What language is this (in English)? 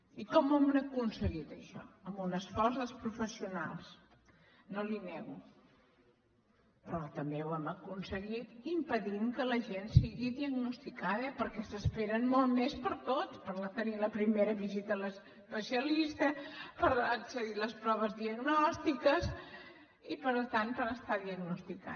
Catalan